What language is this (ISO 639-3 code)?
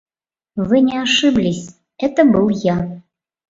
chm